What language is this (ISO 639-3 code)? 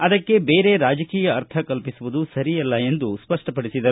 kan